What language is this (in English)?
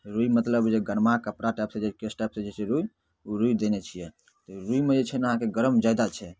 Maithili